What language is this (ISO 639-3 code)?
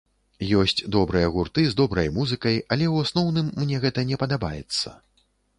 bel